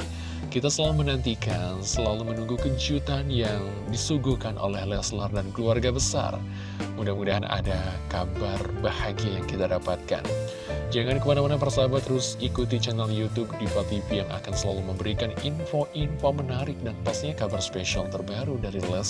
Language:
Indonesian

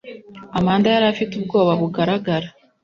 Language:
Kinyarwanda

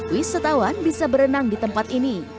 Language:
Indonesian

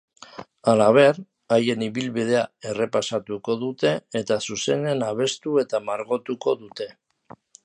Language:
Basque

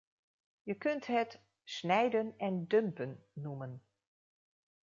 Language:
Dutch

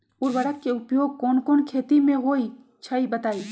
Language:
Magahi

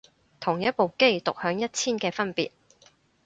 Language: Cantonese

